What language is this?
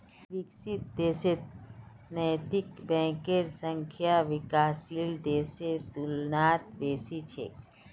Magahi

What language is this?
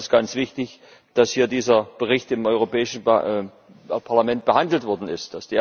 German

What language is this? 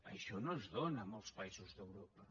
Catalan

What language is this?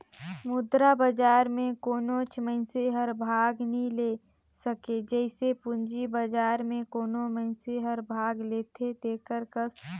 Chhattisgarhi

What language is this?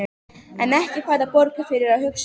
Icelandic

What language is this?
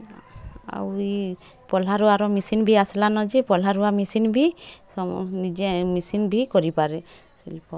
Odia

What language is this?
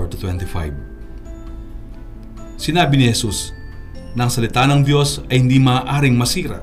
Filipino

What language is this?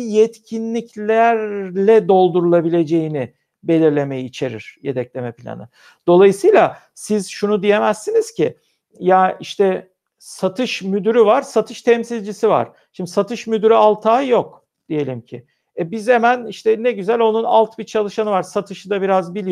Turkish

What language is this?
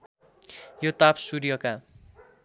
Nepali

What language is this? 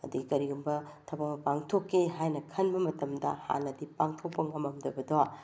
Manipuri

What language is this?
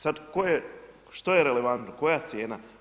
Croatian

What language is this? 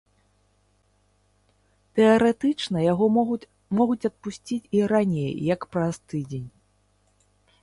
Belarusian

